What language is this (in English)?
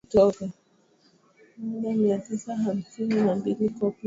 Swahili